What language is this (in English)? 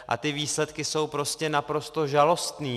Czech